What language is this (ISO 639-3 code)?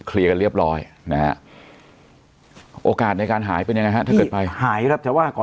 tha